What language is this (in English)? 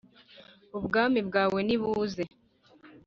Kinyarwanda